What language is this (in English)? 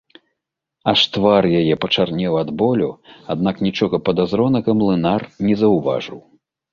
Belarusian